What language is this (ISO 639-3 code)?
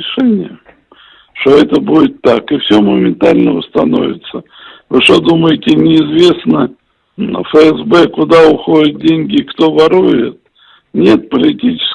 rus